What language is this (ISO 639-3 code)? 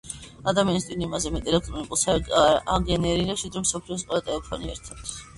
kat